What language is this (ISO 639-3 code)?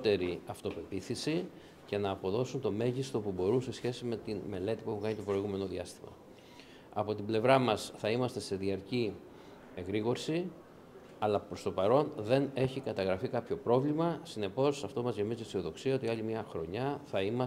ell